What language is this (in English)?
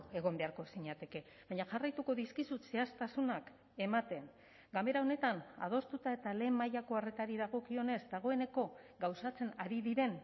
Basque